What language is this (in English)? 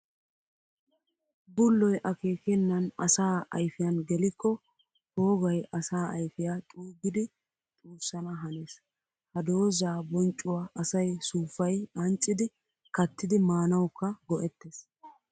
Wolaytta